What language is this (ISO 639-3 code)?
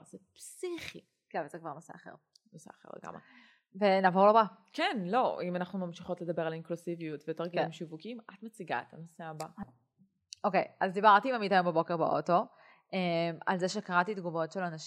heb